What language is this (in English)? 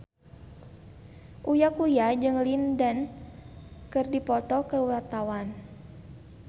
Sundanese